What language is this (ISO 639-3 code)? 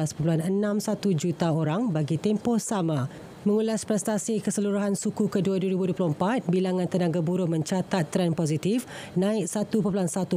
msa